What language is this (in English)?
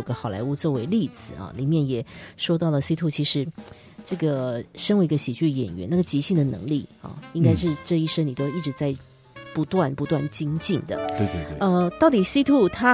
Chinese